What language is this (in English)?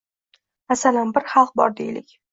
Uzbek